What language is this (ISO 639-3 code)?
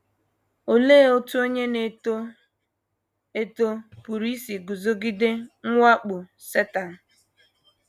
ibo